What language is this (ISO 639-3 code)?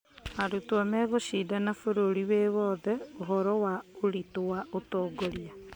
kik